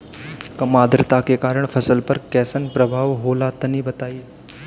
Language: Bhojpuri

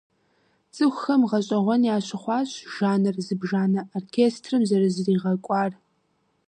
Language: Kabardian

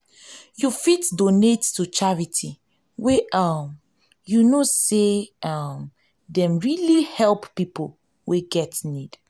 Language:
Nigerian Pidgin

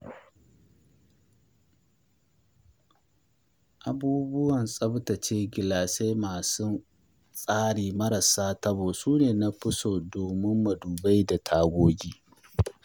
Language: Hausa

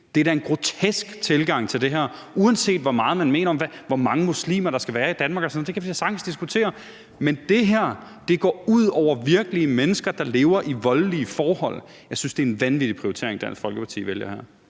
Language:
Danish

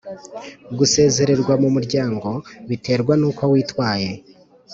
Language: Kinyarwanda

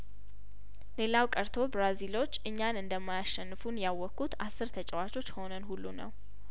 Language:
Amharic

